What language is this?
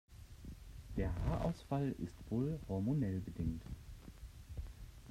German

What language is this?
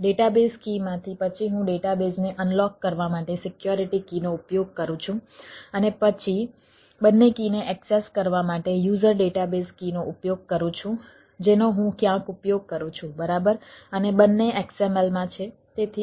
Gujarati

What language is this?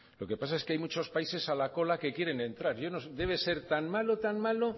Spanish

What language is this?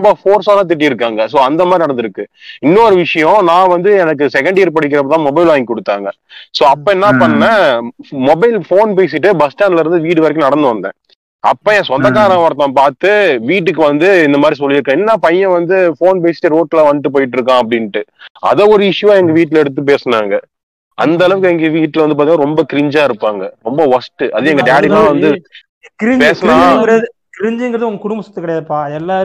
Tamil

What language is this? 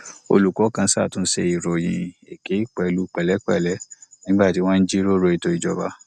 Yoruba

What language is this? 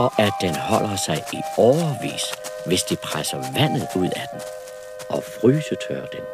Danish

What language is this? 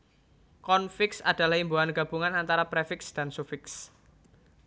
Javanese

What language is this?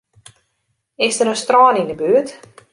Western Frisian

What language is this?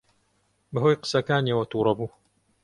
Central Kurdish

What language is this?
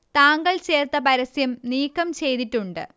Malayalam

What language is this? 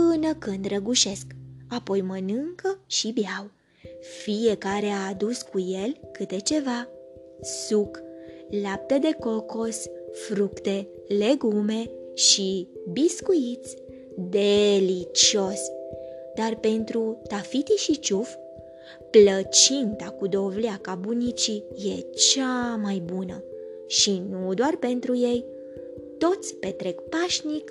Romanian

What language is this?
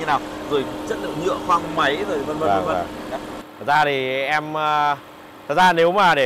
Vietnamese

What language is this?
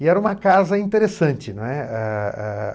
Portuguese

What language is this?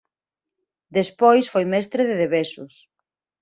Galician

